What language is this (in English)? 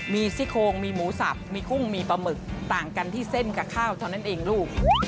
Thai